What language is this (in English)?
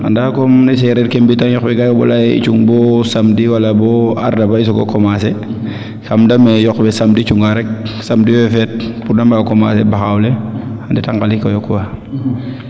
Serer